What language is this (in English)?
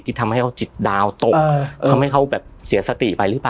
Thai